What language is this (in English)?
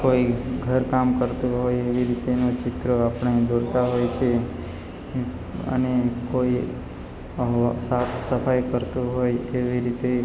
Gujarati